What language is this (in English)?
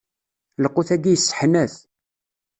Kabyle